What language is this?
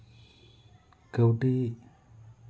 Santali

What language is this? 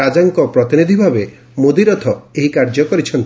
Odia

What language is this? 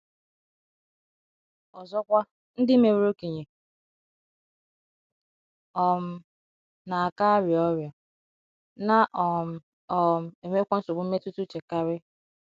Igbo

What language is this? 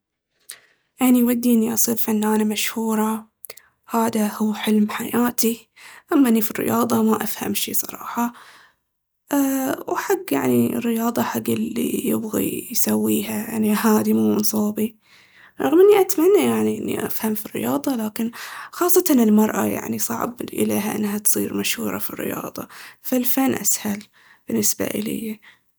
Baharna Arabic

